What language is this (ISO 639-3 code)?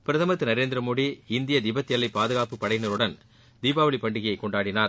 tam